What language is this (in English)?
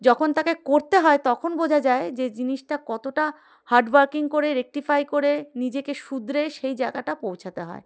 Bangla